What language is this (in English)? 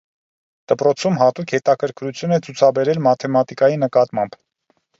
Armenian